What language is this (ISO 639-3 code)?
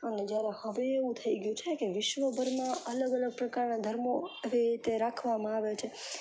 guj